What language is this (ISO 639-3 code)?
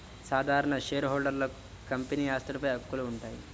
tel